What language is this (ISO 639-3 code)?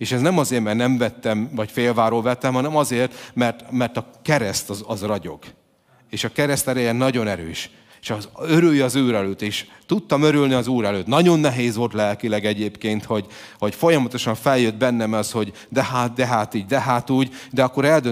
hun